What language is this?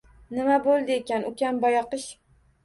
Uzbek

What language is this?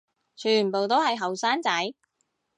Cantonese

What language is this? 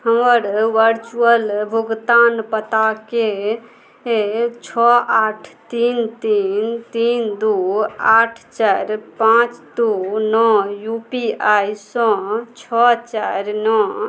Maithili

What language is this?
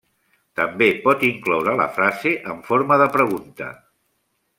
Catalan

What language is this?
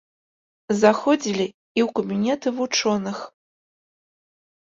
Belarusian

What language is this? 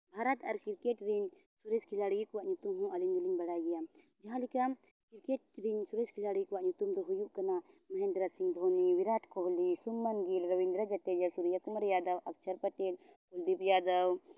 Santali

